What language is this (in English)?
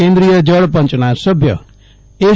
Gujarati